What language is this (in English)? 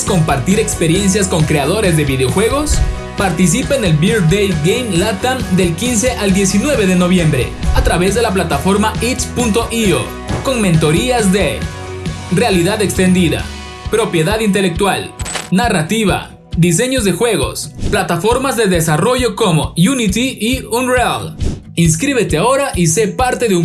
Spanish